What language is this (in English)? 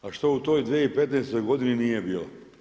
Croatian